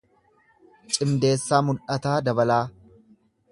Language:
Oromo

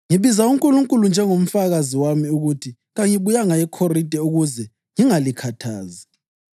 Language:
North Ndebele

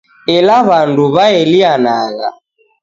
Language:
Taita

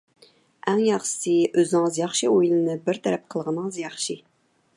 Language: Uyghur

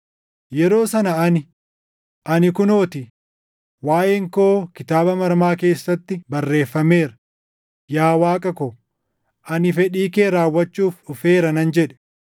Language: Oromo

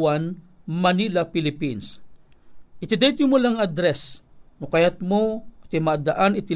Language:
Filipino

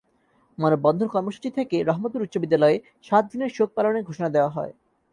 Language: Bangla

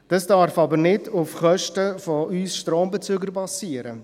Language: Swiss German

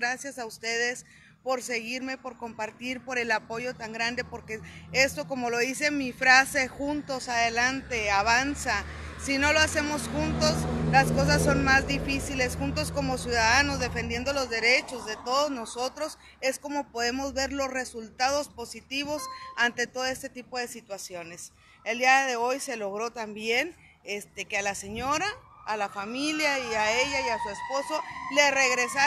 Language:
Spanish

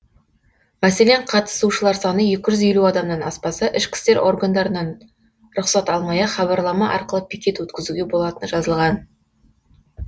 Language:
Kazakh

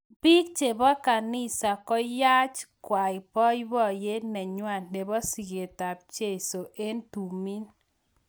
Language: Kalenjin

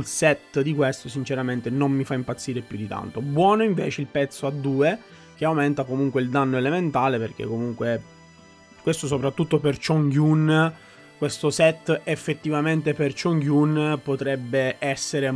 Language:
Italian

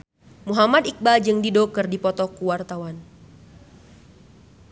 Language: Sundanese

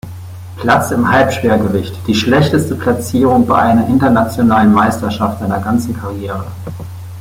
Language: German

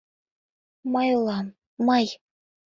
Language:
Mari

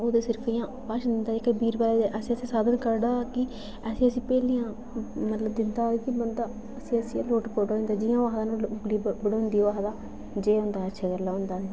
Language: Dogri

